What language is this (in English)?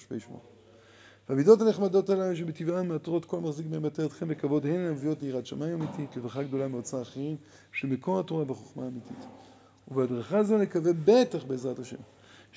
Hebrew